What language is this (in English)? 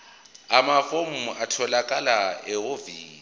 Zulu